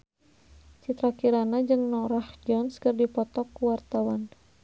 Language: Sundanese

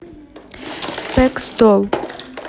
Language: Russian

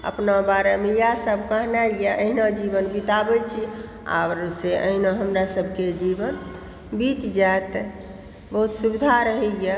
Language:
Maithili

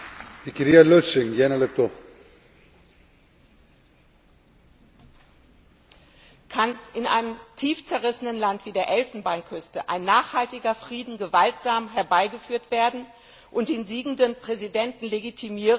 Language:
German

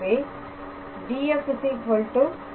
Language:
Tamil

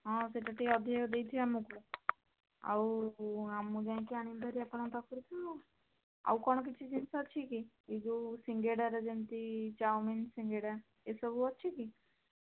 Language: Odia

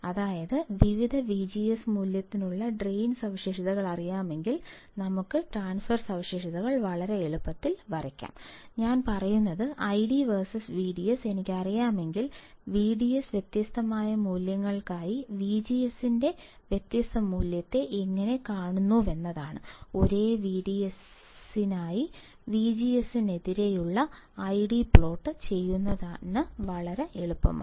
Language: Malayalam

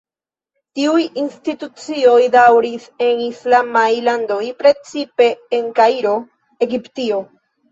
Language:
Esperanto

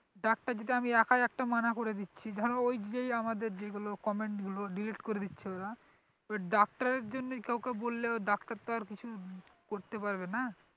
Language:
Bangla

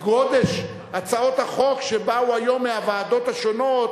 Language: Hebrew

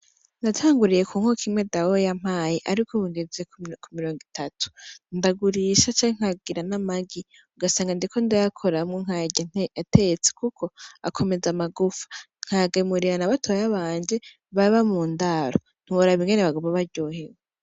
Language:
Rundi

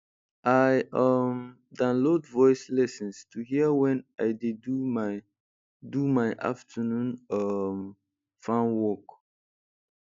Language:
Nigerian Pidgin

